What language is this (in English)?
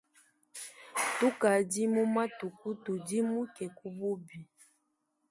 Luba-Lulua